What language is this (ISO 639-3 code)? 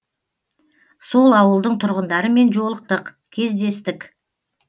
kaz